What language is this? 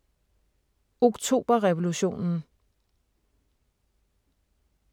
Danish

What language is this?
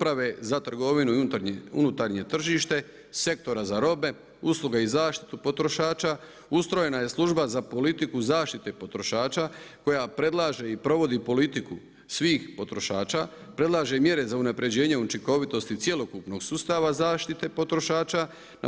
Croatian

